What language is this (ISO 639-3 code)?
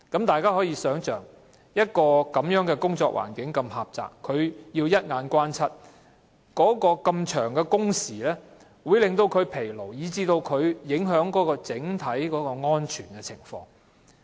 yue